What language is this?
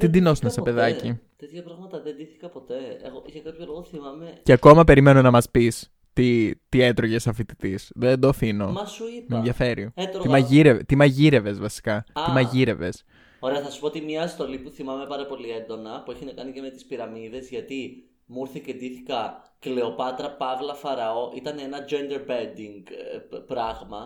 Greek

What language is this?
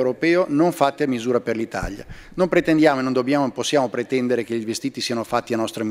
Italian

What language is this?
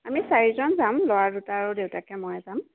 Assamese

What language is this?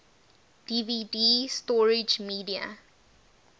English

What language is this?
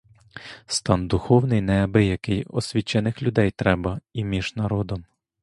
Ukrainian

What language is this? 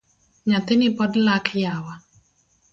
Luo (Kenya and Tanzania)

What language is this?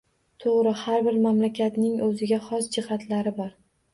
Uzbek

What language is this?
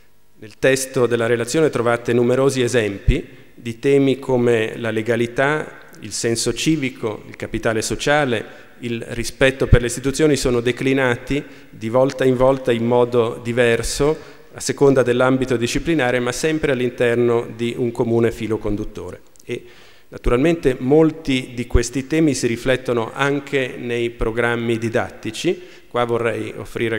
Italian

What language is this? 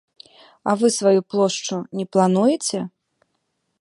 Belarusian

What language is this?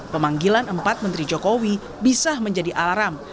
Indonesian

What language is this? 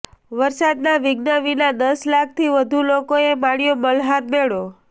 Gujarati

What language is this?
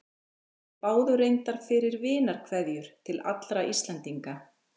Icelandic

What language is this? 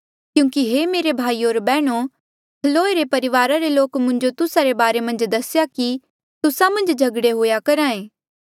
Mandeali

